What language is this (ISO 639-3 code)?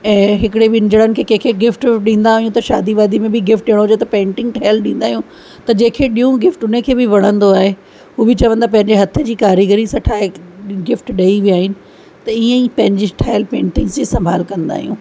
snd